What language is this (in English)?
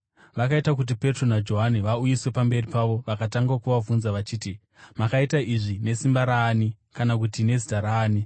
Shona